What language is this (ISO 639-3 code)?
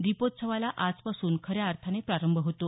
mar